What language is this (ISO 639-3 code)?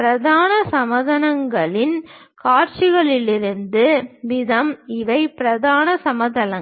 tam